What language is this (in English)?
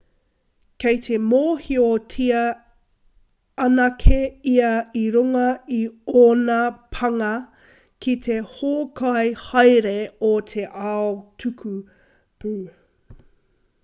Māori